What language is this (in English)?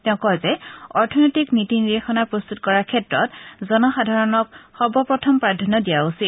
Assamese